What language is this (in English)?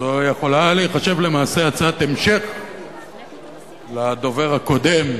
Hebrew